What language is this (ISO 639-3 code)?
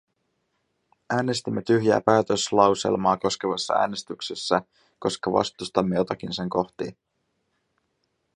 fin